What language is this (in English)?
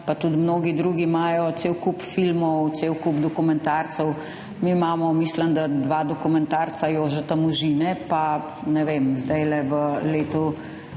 Slovenian